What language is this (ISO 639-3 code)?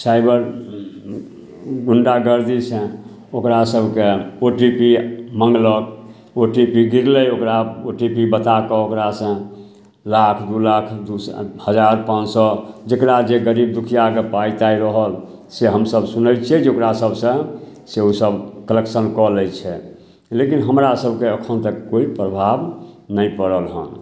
mai